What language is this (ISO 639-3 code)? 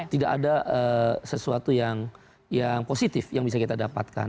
ind